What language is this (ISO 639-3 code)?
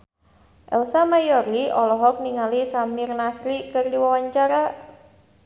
sun